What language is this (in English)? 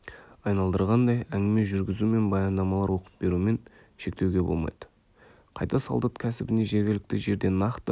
Kazakh